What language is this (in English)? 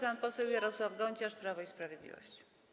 Polish